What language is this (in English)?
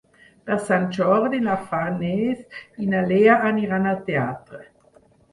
Catalan